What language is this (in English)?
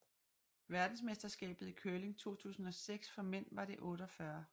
Danish